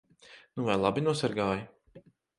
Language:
Latvian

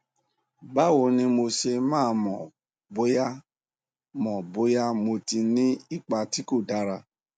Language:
Yoruba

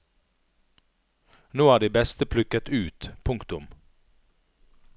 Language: Norwegian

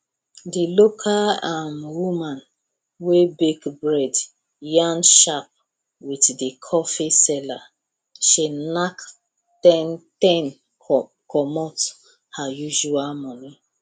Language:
Nigerian Pidgin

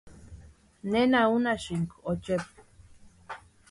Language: Western Highland Purepecha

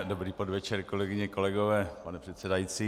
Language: Czech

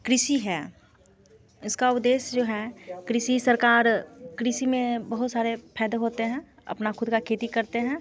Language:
Hindi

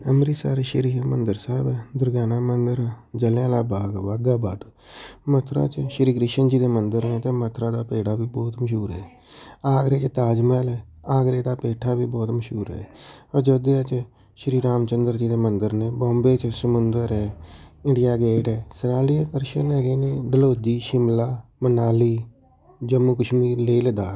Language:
Punjabi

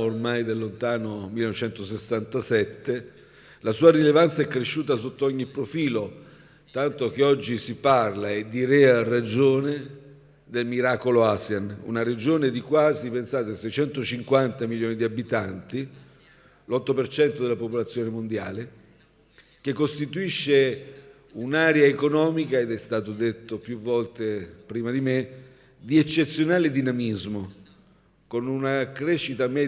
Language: Italian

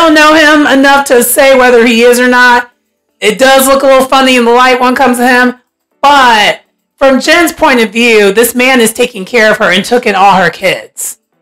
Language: English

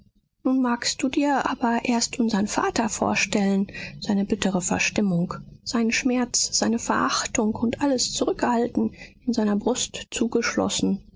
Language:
German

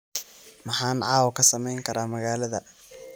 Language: Somali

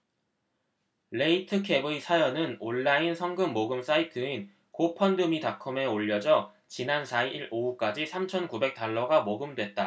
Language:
Korean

